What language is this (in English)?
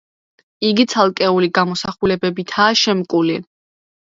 Georgian